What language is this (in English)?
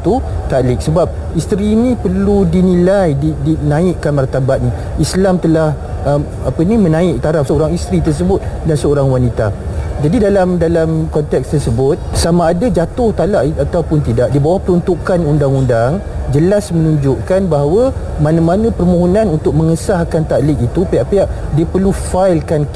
Malay